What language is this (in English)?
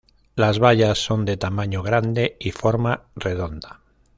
Spanish